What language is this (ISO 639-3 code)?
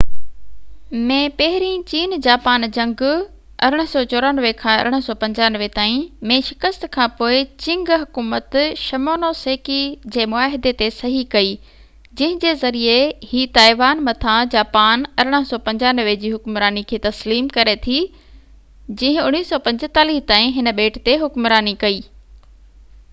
snd